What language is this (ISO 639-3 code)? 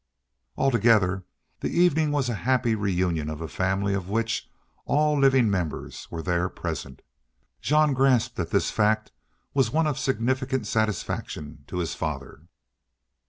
eng